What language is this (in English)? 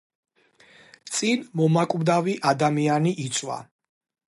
Georgian